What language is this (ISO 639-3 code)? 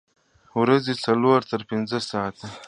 pus